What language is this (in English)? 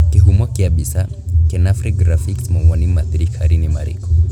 Kikuyu